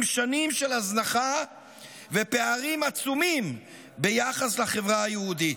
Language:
Hebrew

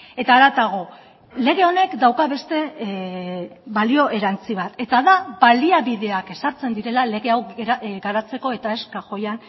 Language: Basque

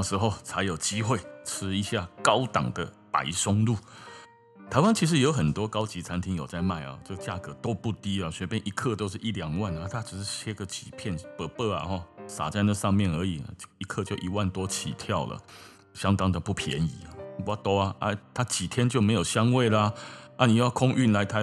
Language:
Chinese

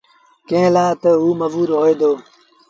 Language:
Sindhi Bhil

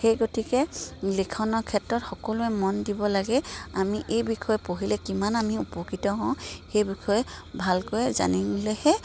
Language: Assamese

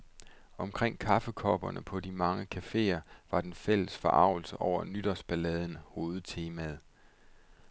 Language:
Danish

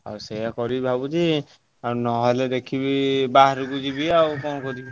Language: Odia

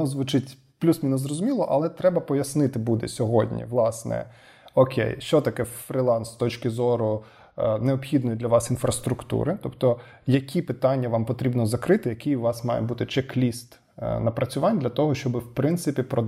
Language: Ukrainian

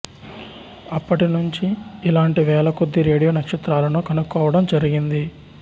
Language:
Telugu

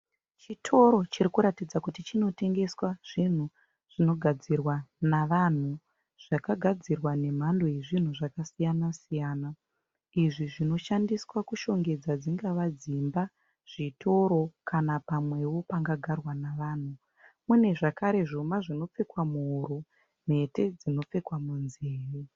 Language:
Shona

